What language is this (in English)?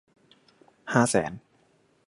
Thai